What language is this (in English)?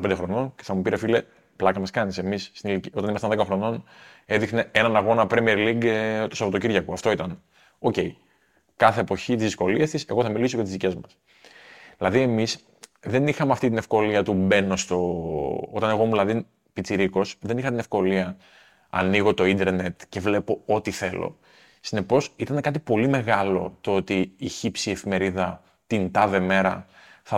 Greek